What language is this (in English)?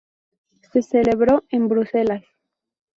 Spanish